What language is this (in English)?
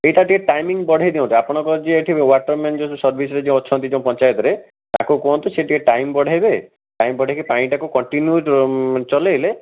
Odia